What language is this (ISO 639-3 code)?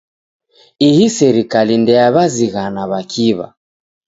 dav